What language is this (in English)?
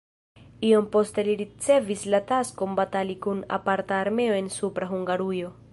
Esperanto